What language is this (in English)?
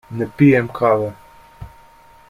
Slovenian